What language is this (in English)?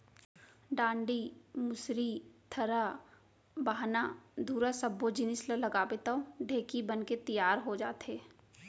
Chhattisgarhi